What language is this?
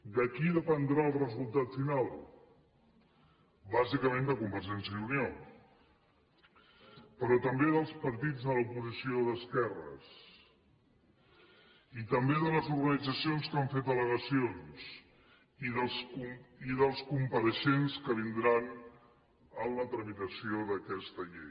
Catalan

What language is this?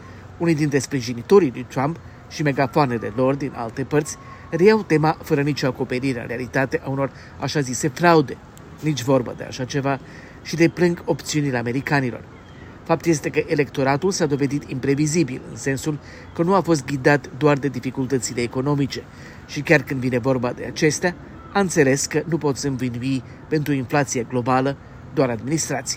Romanian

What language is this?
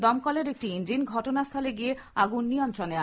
Bangla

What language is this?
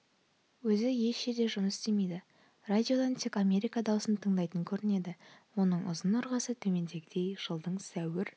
Kazakh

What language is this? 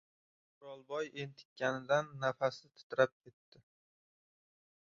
Uzbek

